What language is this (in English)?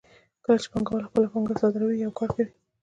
Pashto